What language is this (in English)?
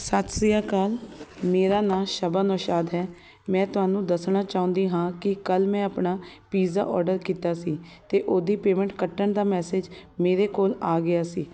Punjabi